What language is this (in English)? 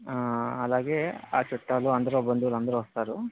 Telugu